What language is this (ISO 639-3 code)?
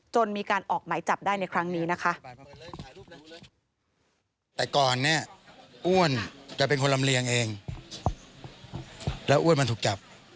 tha